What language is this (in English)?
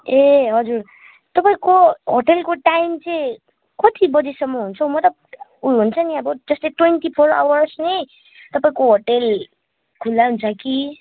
Nepali